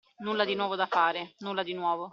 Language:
Italian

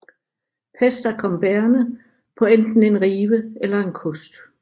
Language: Danish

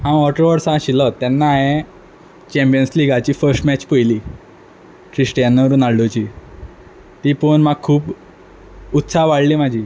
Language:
Konkani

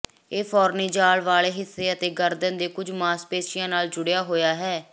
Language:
Punjabi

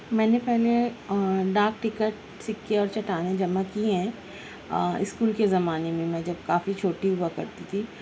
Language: Urdu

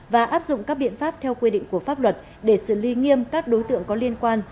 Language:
Vietnamese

